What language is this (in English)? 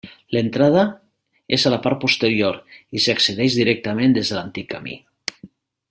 Catalan